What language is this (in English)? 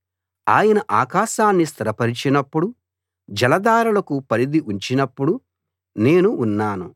Telugu